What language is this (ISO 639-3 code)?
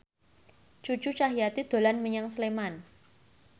jav